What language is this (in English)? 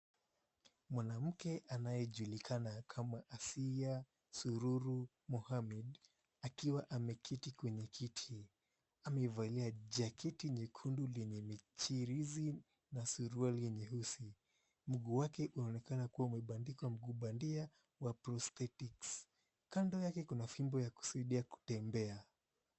Swahili